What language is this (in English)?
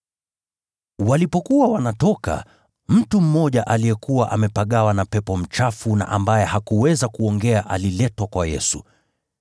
Swahili